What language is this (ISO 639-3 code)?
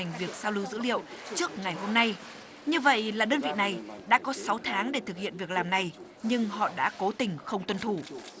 vie